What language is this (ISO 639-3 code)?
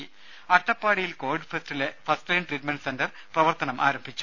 mal